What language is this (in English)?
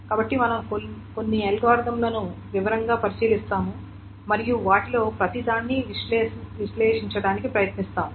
Telugu